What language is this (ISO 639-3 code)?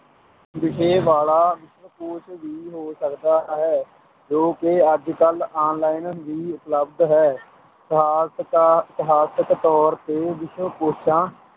pan